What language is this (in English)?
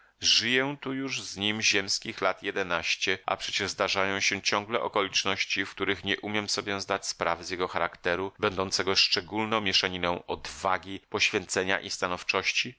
Polish